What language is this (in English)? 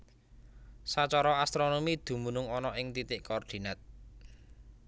Javanese